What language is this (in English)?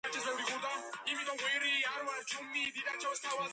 Georgian